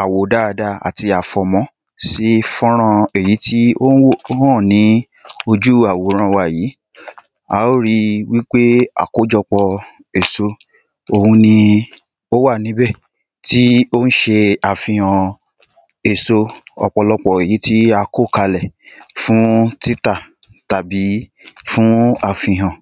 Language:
Yoruba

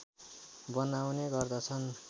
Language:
Nepali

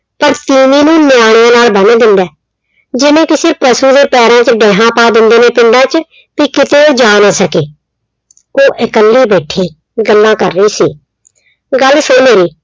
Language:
Punjabi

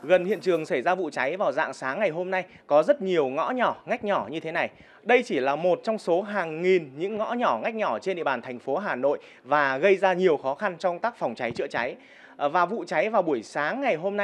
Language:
Vietnamese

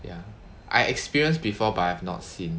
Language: English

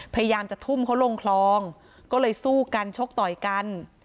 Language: Thai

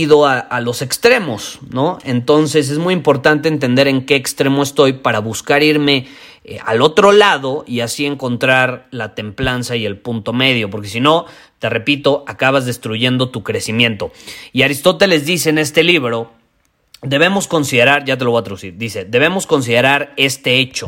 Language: Spanish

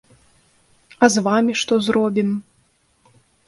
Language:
Belarusian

